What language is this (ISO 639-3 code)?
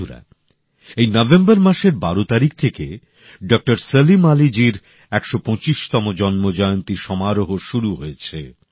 ben